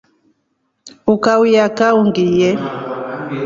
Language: Rombo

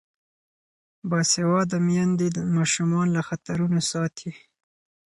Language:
Pashto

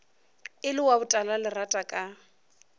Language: Northern Sotho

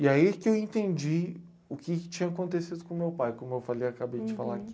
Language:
Portuguese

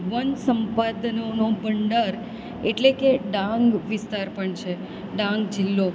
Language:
Gujarati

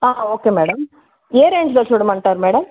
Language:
Telugu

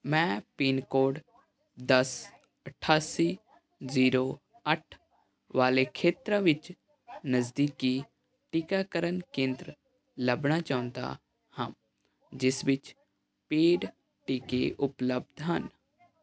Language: Punjabi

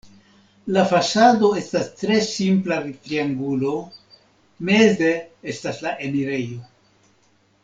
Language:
Esperanto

